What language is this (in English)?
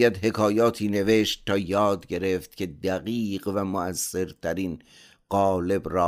Persian